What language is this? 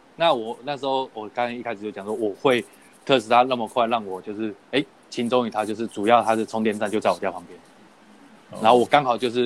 Chinese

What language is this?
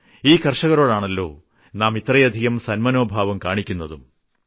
Malayalam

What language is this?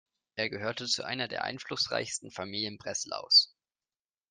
German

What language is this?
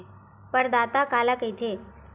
Chhattisgarhi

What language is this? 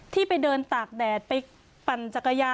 Thai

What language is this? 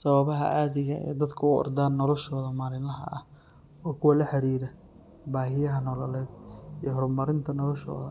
Somali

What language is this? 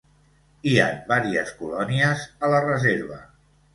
Catalan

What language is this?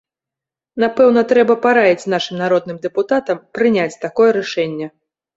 Belarusian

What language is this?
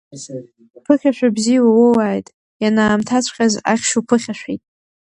Abkhazian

